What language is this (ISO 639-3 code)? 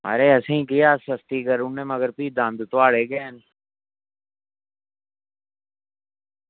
doi